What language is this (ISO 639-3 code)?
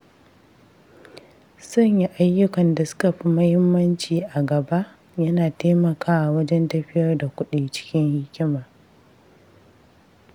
hau